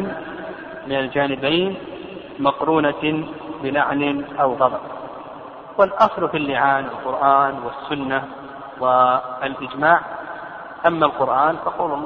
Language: Arabic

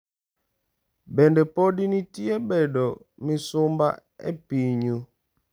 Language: Luo (Kenya and Tanzania)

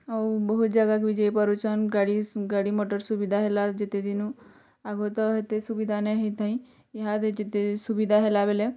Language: Odia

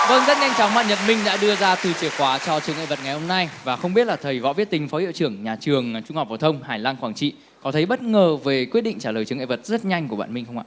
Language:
Vietnamese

